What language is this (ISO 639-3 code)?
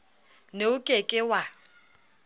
sot